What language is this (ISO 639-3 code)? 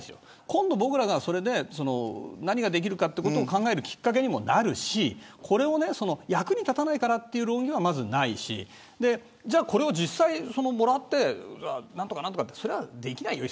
jpn